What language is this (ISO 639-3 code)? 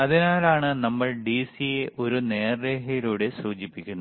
mal